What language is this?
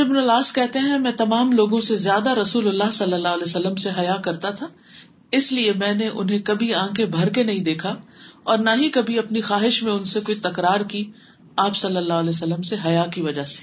Urdu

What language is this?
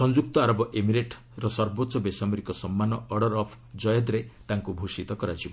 Odia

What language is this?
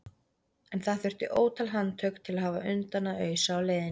Icelandic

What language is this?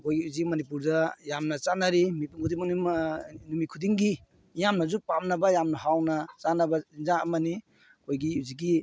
Manipuri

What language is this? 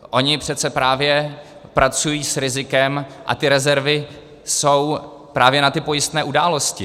Czech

